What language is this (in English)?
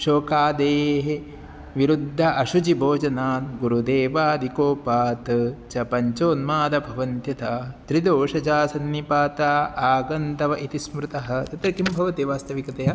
Sanskrit